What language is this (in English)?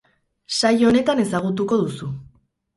Basque